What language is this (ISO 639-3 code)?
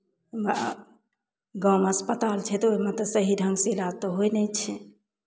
mai